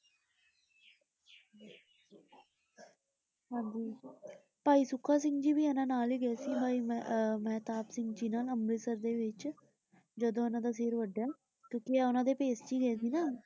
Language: Punjabi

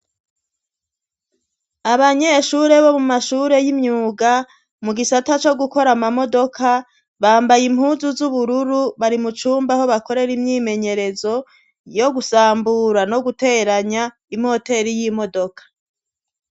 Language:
Rundi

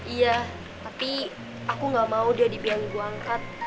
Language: Indonesian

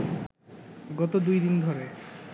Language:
Bangla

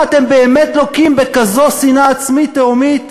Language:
Hebrew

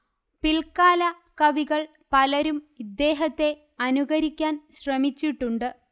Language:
Malayalam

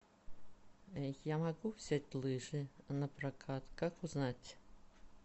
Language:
Russian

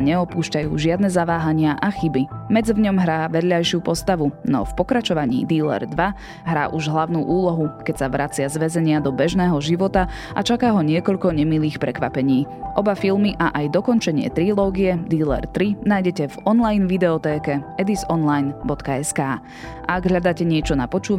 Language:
Slovak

